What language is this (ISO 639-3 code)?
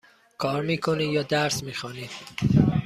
fas